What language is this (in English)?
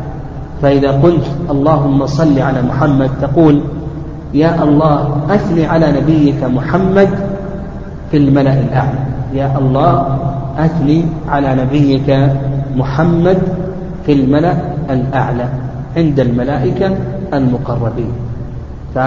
Arabic